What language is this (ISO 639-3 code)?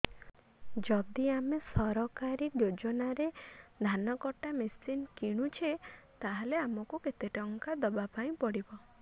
ori